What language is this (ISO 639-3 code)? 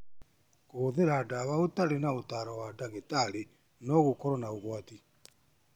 kik